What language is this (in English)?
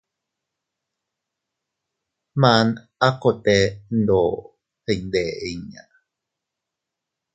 Teutila Cuicatec